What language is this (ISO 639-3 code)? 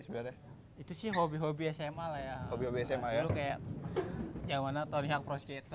ind